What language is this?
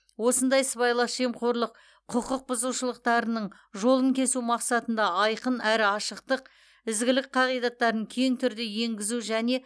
Kazakh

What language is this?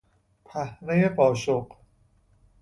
Persian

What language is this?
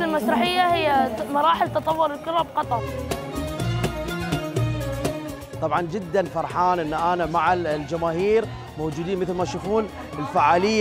Arabic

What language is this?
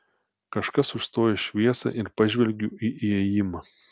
Lithuanian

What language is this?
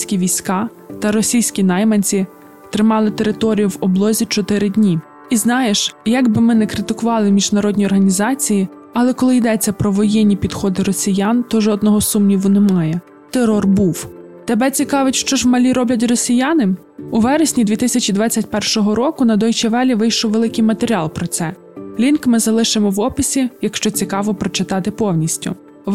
Ukrainian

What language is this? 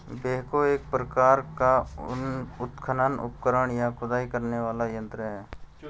Hindi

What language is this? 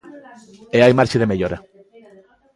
Galician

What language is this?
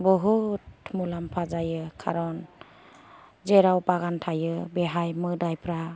Bodo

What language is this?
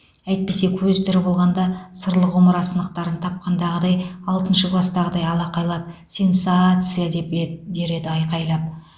Kazakh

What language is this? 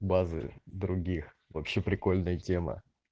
Russian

